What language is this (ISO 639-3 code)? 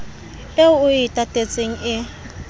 sot